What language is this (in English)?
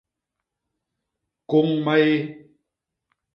Basaa